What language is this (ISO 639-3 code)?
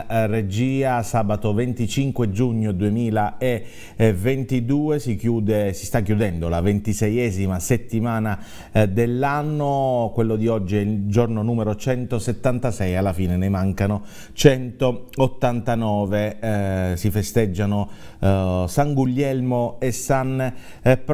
ita